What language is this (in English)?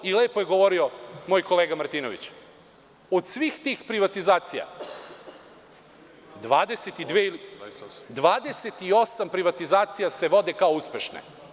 Serbian